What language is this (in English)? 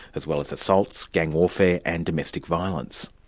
English